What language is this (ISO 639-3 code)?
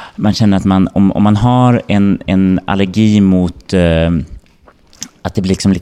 swe